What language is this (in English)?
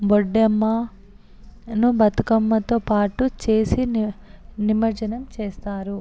Telugu